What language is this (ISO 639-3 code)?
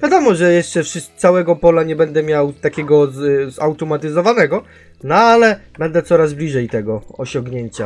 pol